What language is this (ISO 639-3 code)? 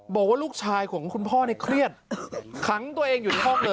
tha